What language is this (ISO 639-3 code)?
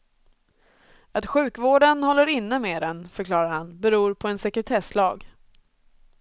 swe